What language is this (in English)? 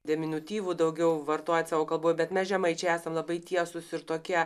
Lithuanian